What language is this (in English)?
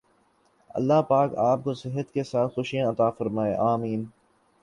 Urdu